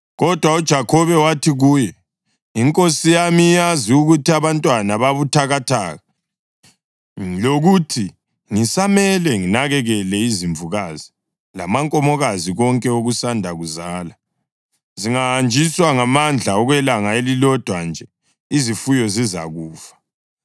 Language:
North Ndebele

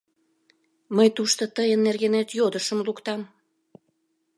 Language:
Mari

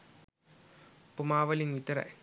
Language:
Sinhala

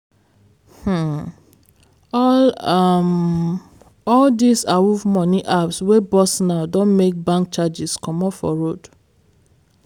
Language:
Nigerian Pidgin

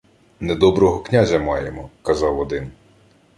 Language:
Ukrainian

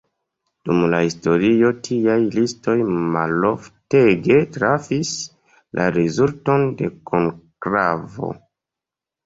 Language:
Esperanto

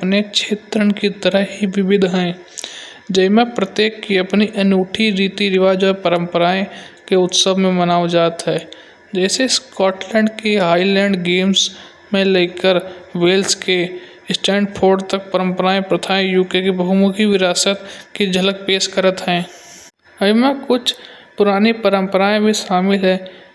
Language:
Kanauji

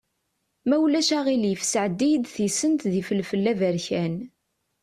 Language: Kabyle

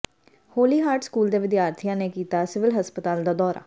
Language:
Punjabi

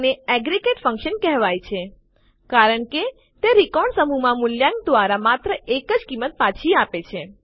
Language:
Gujarati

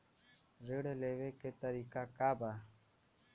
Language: Bhojpuri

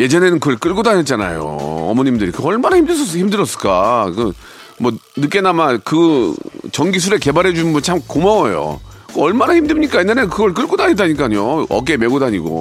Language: Korean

